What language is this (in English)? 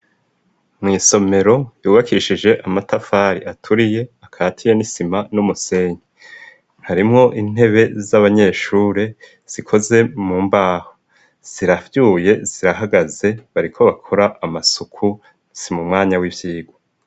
Rundi